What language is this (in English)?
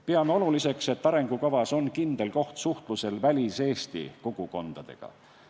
Estonian